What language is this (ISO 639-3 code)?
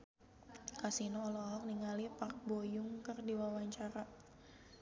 sun